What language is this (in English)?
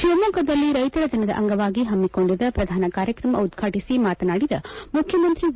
Kannada